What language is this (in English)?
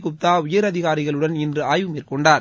Tamil